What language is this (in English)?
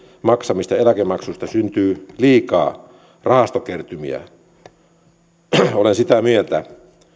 Finnish